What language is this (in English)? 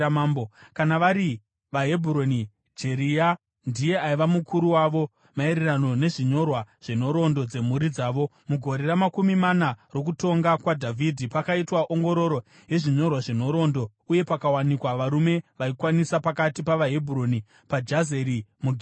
Shona